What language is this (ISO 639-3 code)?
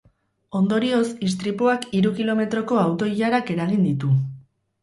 eus